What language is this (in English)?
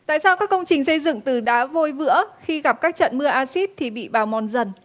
Vietnamese